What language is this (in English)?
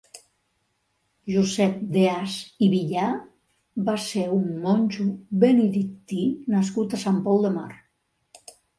Catalan